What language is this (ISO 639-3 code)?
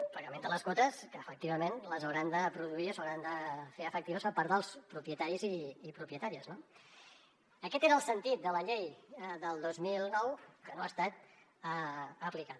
cat